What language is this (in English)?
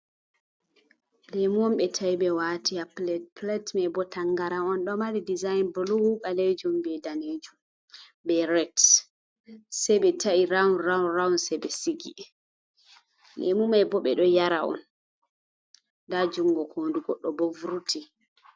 Fula